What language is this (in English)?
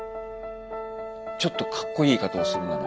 Japanese